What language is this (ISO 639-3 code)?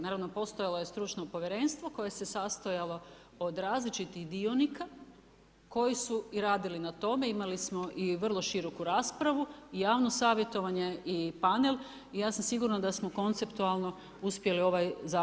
hrv